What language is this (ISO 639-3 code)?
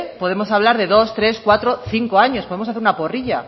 spa